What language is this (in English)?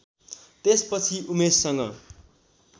Nepali